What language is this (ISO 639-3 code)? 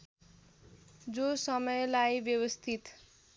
nep